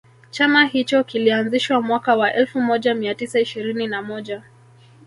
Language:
Swahili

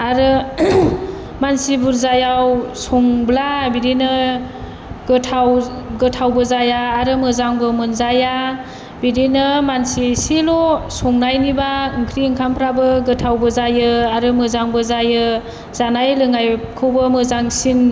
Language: Bodo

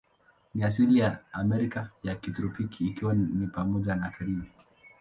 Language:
Swahili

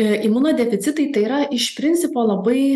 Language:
Lithuanian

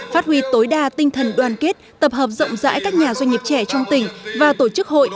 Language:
Vietnamese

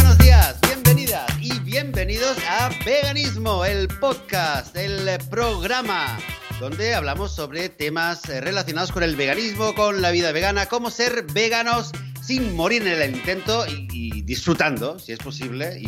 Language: Spanish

